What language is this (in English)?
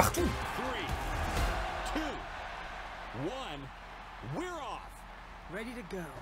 French